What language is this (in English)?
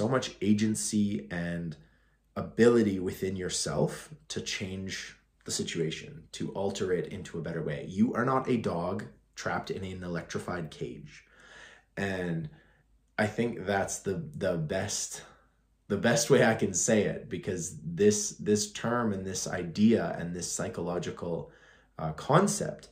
English